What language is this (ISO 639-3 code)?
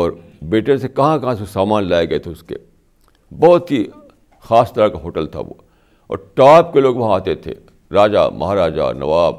urd